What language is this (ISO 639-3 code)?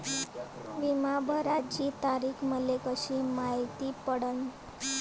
mar